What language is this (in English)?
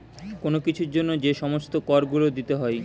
Bangla